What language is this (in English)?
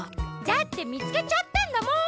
Japanese